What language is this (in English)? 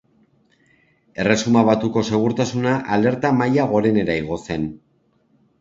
Basque